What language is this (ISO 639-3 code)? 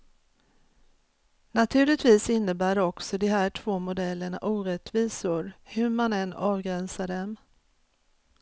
swe